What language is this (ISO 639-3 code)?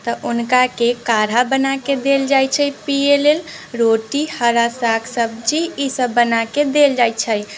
mai